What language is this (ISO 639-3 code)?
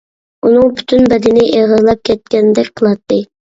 uig